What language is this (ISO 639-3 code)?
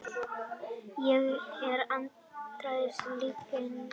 isl